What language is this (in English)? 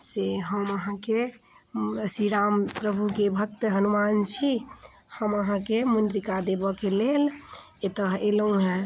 Maithili